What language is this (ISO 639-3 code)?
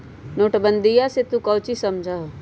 mag